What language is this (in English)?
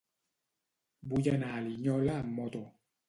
Catalan